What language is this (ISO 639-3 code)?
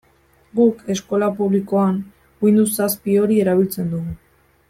eus